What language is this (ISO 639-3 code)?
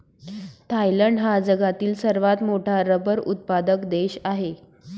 mar